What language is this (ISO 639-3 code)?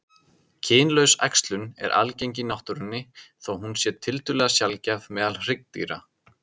isl